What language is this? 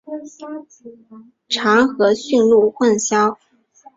Chinese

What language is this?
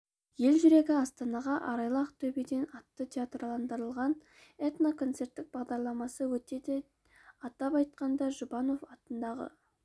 Kazakh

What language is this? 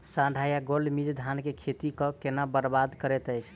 Maithili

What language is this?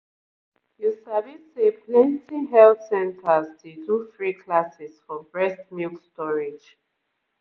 Nigerian Pidgin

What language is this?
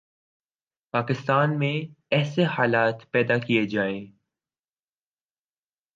Urdu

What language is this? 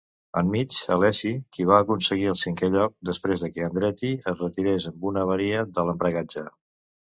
Catalan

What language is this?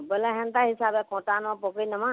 Odia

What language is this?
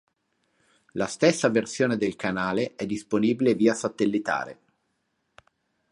Italian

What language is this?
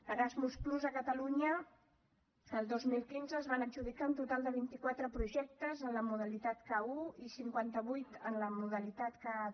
Catalan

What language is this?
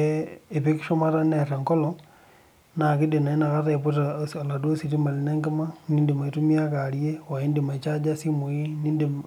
Masai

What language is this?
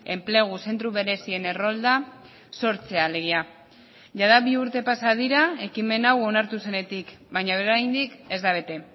Basque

